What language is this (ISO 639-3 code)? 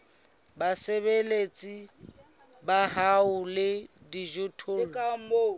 sot